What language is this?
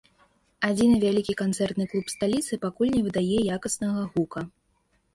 Belarusian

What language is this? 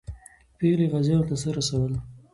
Pashto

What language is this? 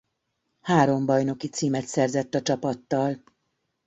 Hungarian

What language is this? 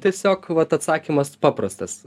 Lithuanian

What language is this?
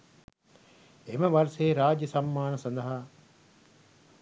Sinhala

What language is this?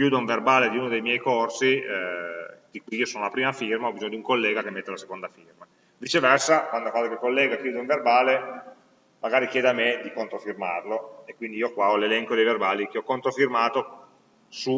Italian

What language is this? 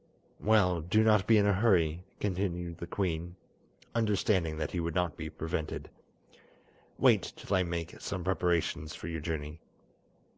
English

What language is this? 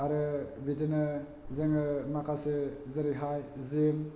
Bodo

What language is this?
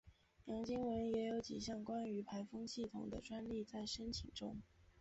Chinese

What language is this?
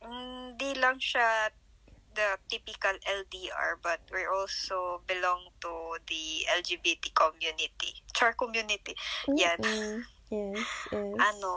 Filipino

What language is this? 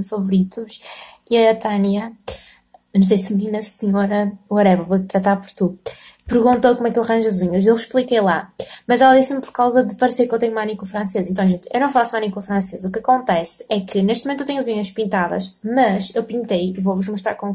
Portuguese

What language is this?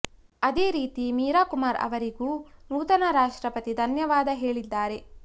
Kannada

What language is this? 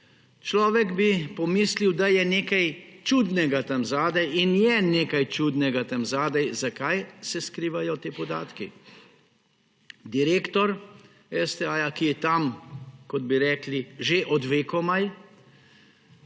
Slovenian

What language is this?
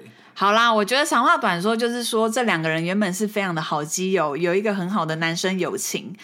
Chinese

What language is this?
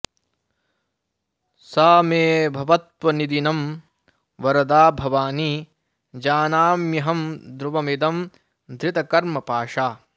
Sanskrit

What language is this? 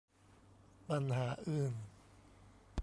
Thai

